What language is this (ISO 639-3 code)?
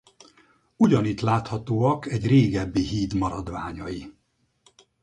hun